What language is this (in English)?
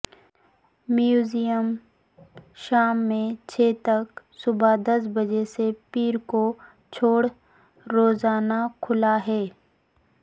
Urdu